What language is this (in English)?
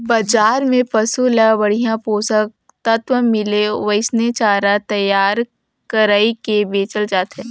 Chhattisgarhi